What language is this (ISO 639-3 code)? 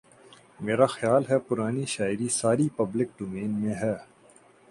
urd